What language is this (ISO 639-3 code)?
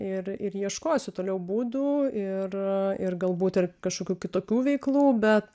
lit